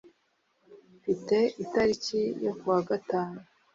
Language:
Kinyarwanda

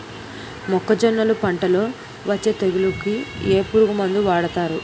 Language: Telugu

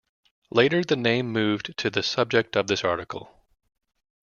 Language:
English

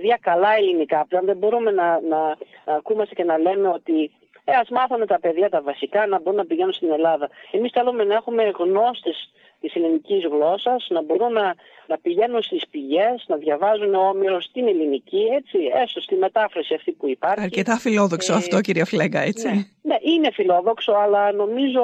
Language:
Greek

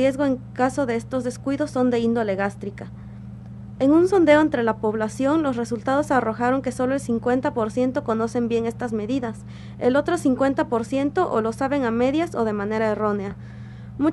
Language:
Spanish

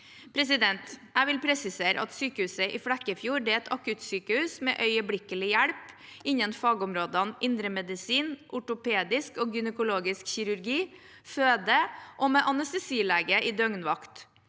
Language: Norwegian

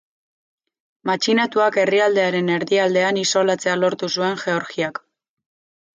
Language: Basque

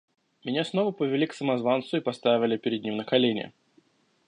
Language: Russian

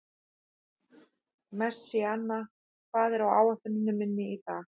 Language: Icelandic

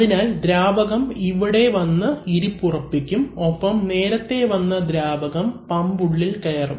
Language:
Malayalam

